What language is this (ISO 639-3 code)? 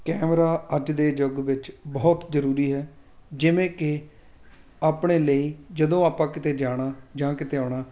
pan